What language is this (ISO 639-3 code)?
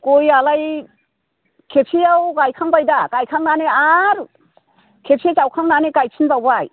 brx